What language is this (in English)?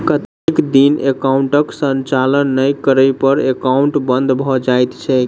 Maithili